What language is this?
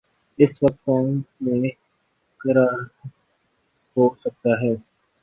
Urdu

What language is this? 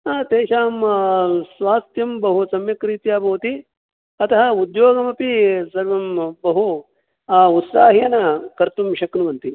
Sanskrit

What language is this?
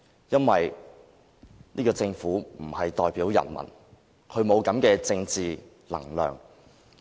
Cantonese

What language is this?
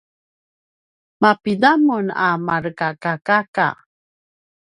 Paiwan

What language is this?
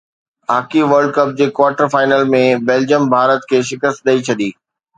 Sindhi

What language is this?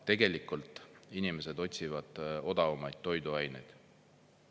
Estonian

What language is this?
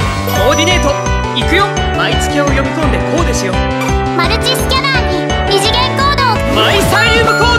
Japanese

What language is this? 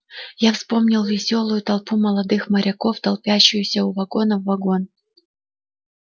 Russian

